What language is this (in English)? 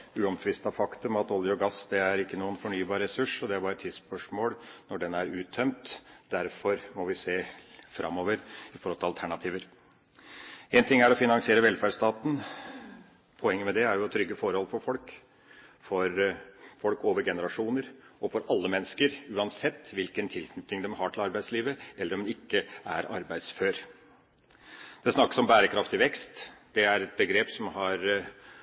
Norwegian Bokmål